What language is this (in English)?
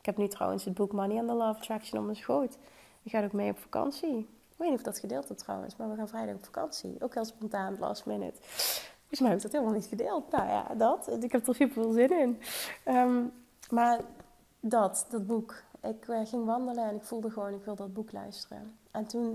Dutch